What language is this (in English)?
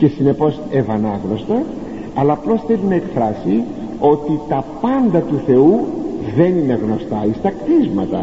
Greek